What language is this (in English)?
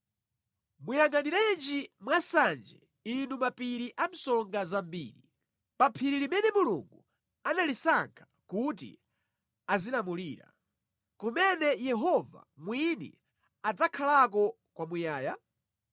Nyanja